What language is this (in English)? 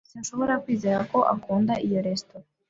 Kinyarwanda